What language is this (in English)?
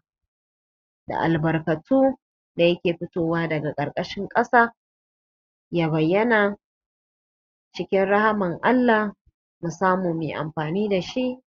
Hausa